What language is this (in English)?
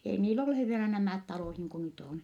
Finnish